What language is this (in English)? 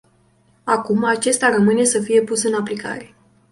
Romanian